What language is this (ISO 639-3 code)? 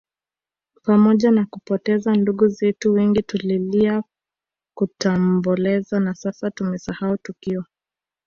swa